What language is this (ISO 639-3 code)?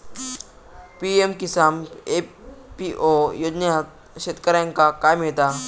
mar